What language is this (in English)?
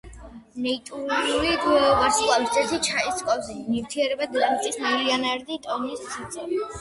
Georgian